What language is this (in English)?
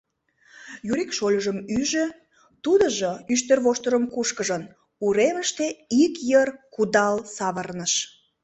Mari